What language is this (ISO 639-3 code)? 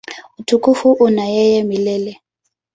swa